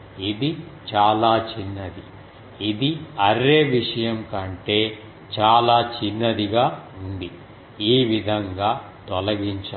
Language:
Telugu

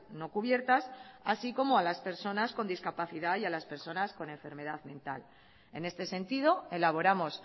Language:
Spanish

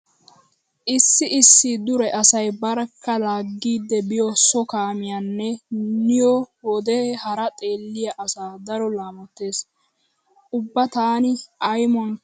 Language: Wolaytta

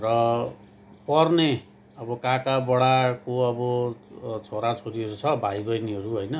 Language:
Nepali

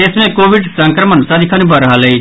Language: Maithili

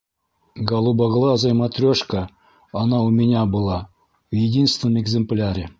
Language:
Bashkir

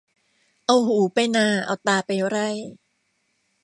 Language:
Thai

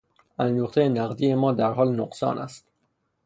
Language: Persian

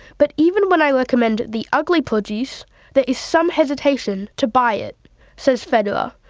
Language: English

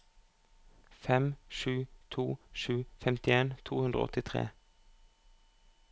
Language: Norwegian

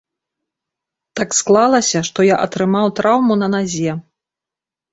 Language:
Belarusian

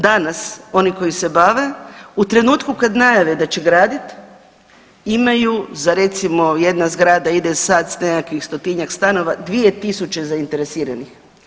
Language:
Croatian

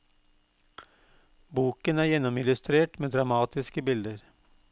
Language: Norwegian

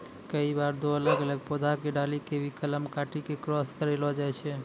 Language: Maithili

